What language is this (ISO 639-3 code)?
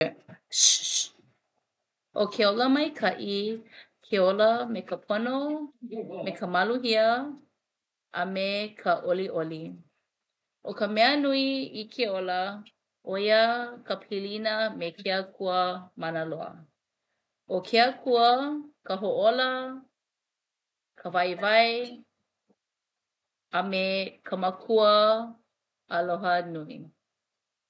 haw